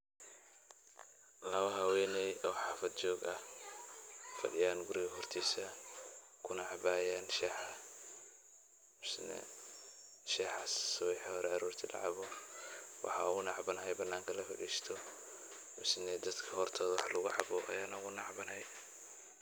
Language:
Somali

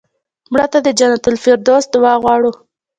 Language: Pashto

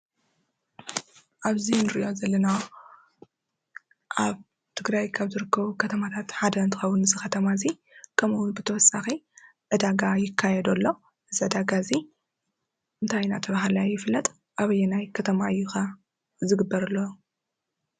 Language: Tigrinya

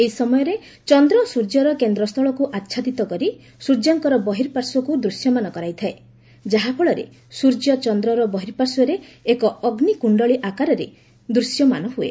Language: Odia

